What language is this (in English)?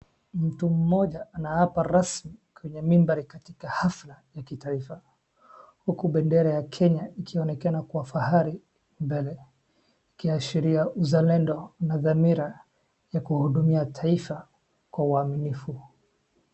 Swahili